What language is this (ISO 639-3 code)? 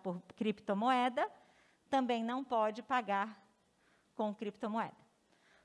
por